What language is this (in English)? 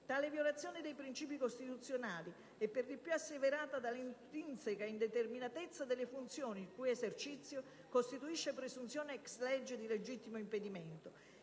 Italian